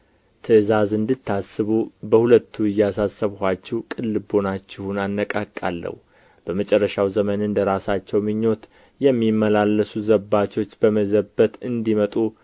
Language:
Amharic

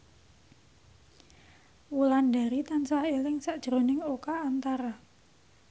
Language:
Javanese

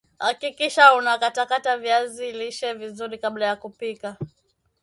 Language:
Swahili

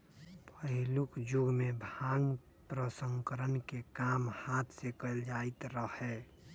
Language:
Magahi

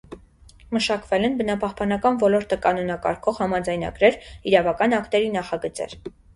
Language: Armenian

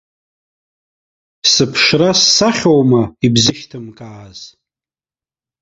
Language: Abkhazian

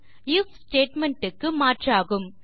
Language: Tamil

